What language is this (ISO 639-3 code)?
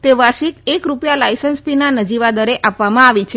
guj